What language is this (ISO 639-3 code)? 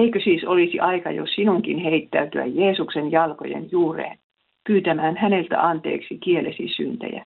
fin